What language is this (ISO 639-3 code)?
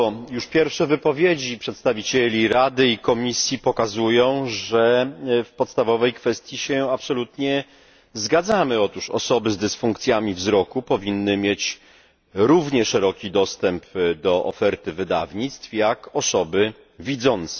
pol